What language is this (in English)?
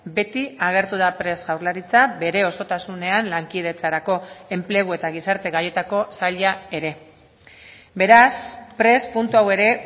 Basque